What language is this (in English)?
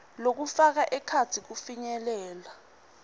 Swati